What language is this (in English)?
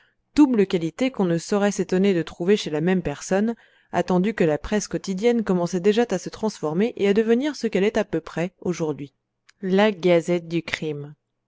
French